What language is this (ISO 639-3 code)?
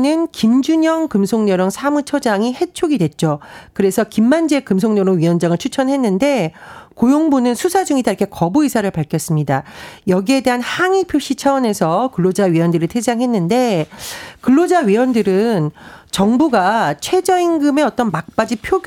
kor